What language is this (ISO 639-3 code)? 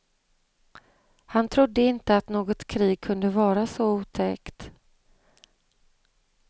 swe